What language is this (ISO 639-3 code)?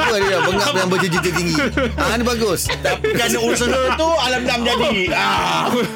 msa